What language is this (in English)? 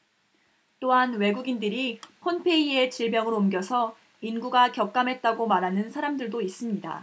Korean